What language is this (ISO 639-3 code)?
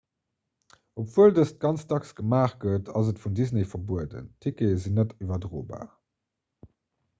ltz